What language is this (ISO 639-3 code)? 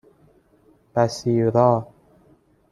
fas